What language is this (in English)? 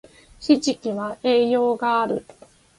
Japanese